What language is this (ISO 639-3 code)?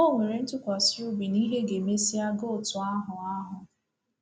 ibo